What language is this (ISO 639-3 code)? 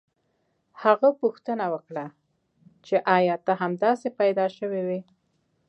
pus